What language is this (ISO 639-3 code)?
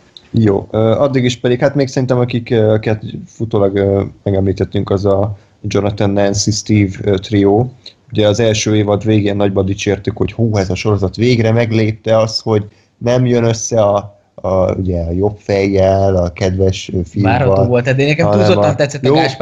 hun